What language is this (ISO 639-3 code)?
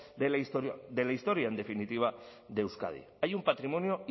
spa